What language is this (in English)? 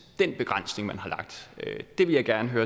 Danish